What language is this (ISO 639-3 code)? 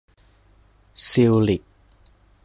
tha